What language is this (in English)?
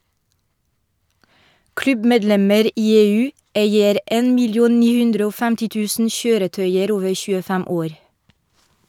Norwegian